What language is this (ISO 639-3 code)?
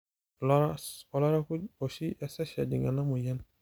mas